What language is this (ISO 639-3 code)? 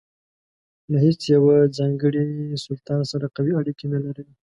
pus